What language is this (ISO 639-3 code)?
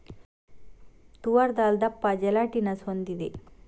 kan